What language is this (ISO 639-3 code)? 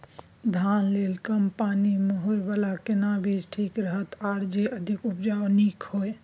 mai